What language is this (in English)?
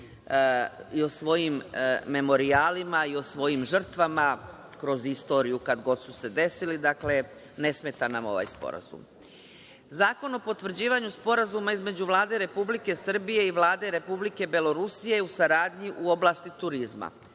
Serbian